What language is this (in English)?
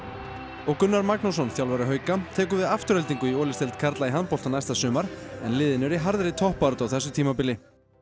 Icelandic